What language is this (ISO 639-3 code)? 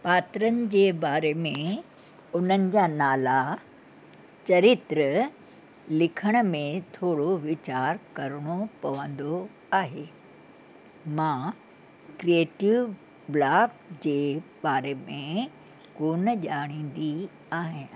snd